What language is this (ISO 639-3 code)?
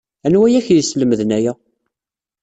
kab